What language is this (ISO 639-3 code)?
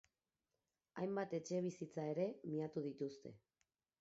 eus